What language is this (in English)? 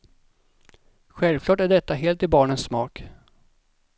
Swedish